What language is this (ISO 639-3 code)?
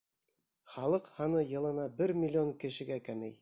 bak